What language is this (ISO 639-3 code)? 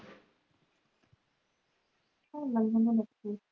pan